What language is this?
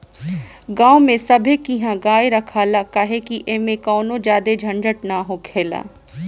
Bhojpuri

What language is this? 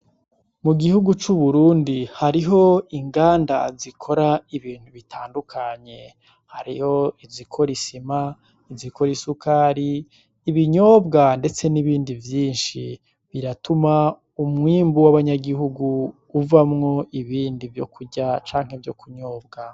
Rundi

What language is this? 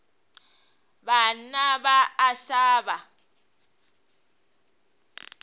Northern Sotho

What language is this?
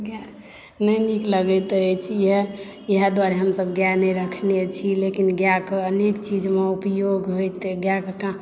Maithili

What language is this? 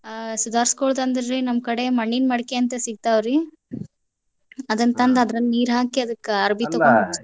Kannada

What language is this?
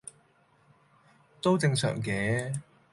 Cantonese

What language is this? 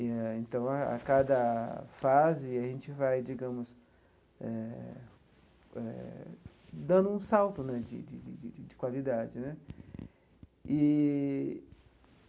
Portuguese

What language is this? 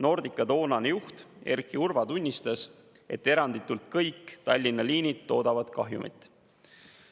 Estonian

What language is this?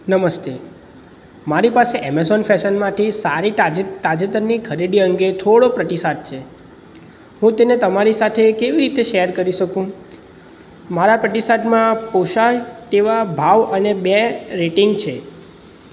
Gujarati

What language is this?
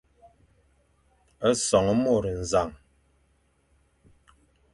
Fang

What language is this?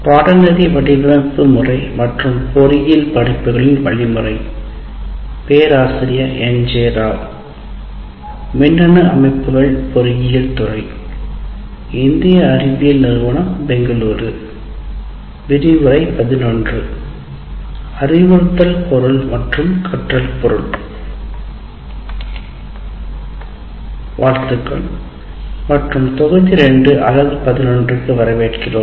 Tamil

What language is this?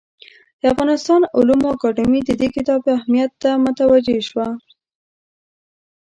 Pashto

